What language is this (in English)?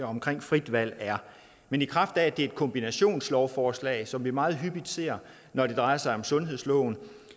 Danish